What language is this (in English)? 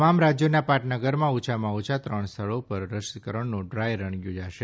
Gujarati